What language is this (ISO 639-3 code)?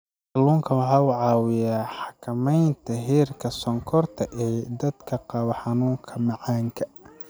som